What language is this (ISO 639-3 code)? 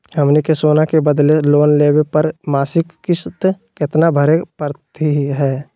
mag